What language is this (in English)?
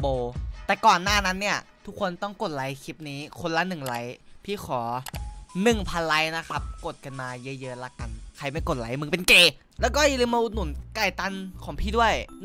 Thai